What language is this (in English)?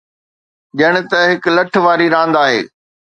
Sindhi